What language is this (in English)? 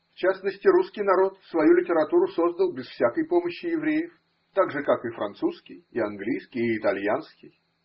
Russian